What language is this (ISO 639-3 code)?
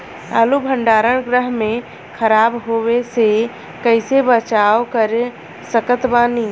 bho